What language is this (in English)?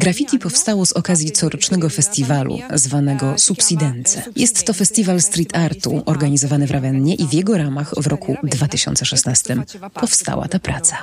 Polish